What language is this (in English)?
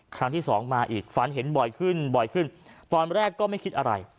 Thai